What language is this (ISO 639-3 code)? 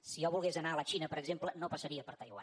cat